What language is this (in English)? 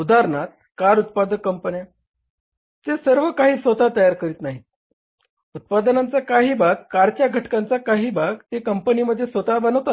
Marathi